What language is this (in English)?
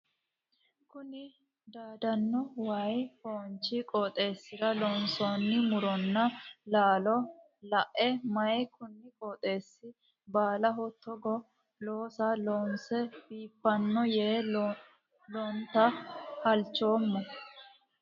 Sidamo